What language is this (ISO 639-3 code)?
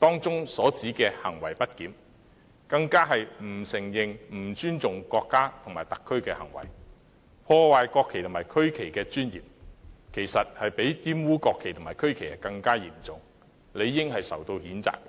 yue